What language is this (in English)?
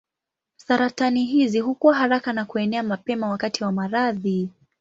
Swahili